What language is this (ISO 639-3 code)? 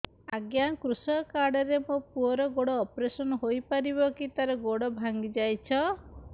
ori